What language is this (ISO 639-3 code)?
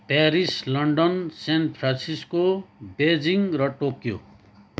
nep